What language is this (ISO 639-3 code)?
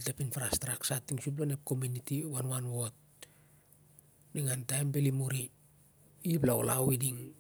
sjr